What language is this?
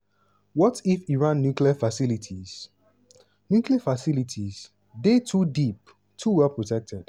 Nigerian Pidgin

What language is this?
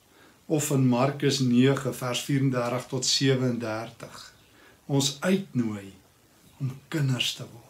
Dutch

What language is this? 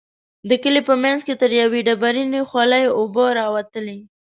Pashto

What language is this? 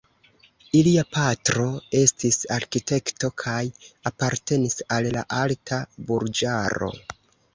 Esperanto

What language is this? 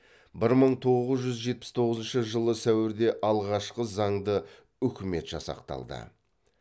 Kazakh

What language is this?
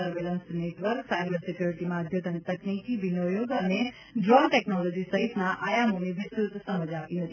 Gujarati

